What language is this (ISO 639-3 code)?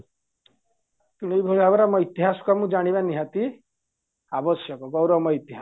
ori